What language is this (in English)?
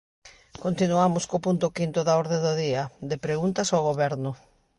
Galician